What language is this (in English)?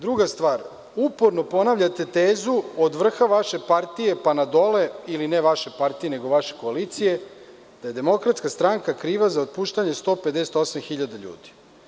Serbian